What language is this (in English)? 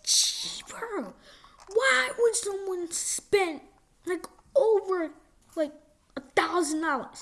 English